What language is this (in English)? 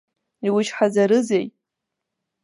Abkhazian